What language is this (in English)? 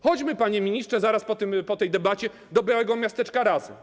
Polish